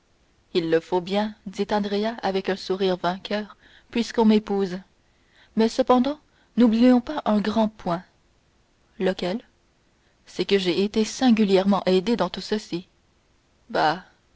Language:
French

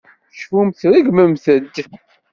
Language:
Kabyle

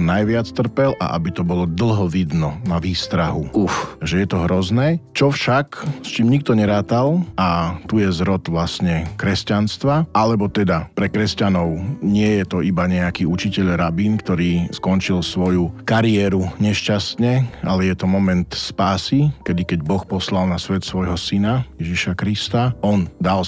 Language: Slovak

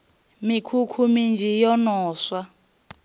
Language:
Venda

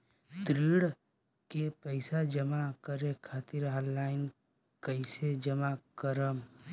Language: Bhojpuri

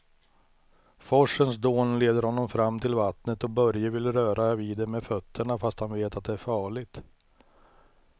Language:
Swedish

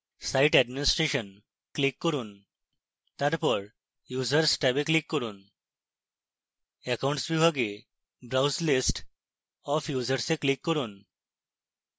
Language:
Bangla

